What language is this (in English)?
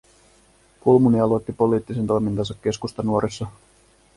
Finnish